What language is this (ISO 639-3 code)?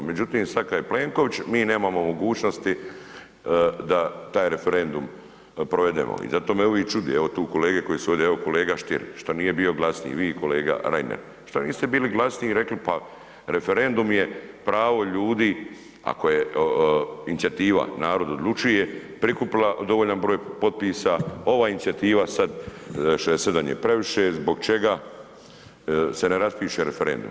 hrv